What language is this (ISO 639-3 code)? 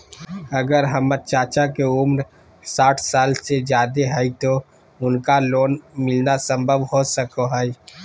mag